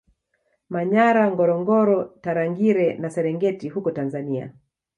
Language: Swahili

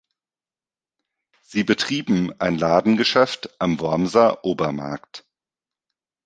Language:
German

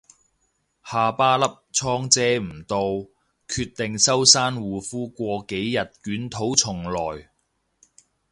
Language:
Cantonese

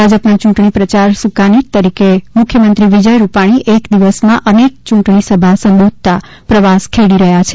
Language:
Gujarati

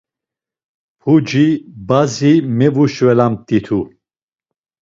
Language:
Laz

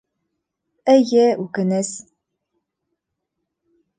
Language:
Bashkir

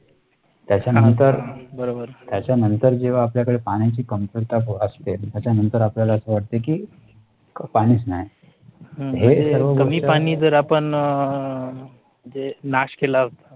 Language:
Marathi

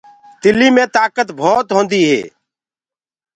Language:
Gurgula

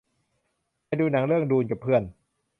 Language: Thai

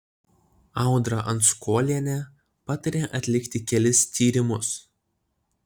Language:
Lithuanian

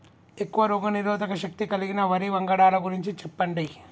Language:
Telugu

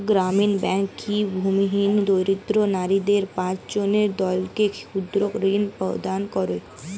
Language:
Bangla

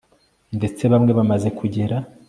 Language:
Kinyarwanda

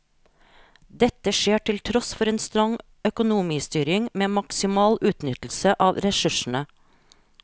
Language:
Norwegian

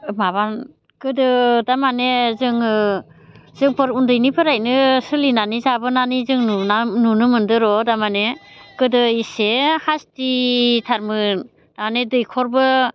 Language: Bodo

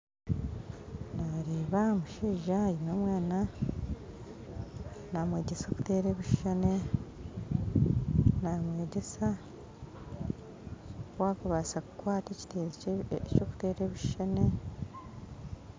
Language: Nyankole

